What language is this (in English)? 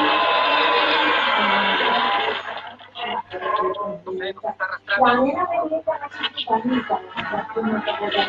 Spanish